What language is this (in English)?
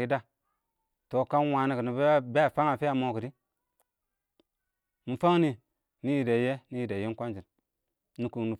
Awak